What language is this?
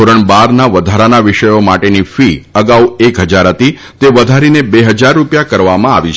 Gujarati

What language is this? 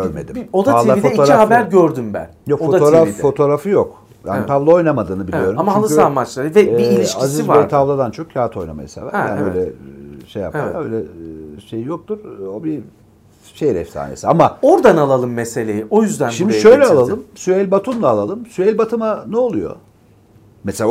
Turkish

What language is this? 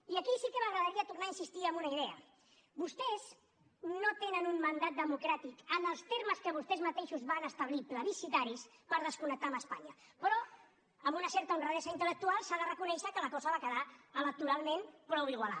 Catalan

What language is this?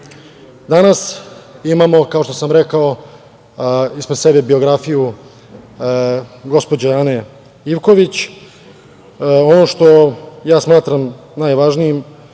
Serbian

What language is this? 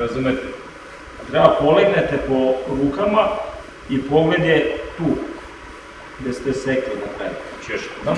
Serbian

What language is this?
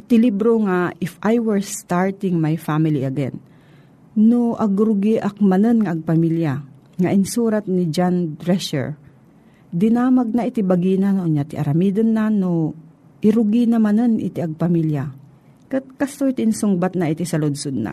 Filipino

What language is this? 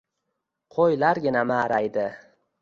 Uzbek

